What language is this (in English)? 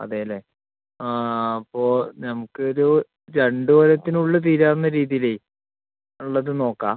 Malayalam